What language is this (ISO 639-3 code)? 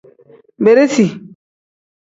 kdh